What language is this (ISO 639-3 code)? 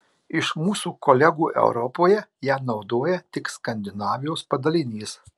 lit